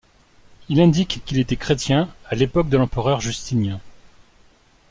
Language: French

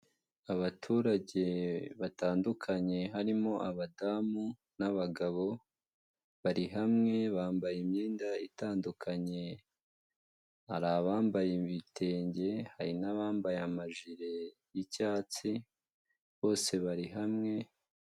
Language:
Kinyarwanda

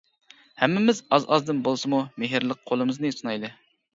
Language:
Uyghur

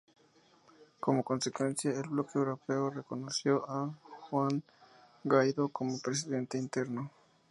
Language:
Spanish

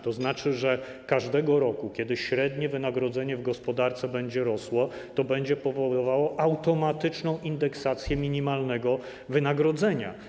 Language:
Polish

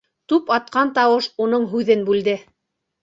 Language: Bashkir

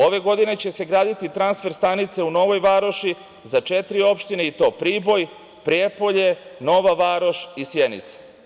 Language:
Serbian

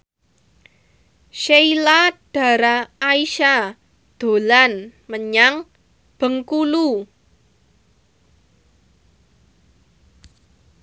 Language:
Javanese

